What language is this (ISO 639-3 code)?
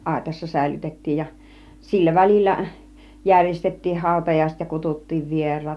fin